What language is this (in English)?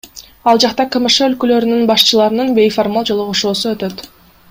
Kyrgyz